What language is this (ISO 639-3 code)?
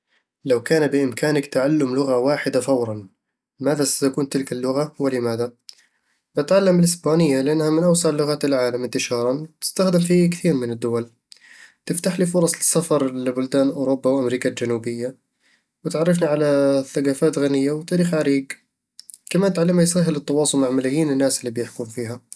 avl